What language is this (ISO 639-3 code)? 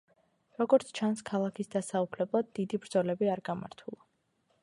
kat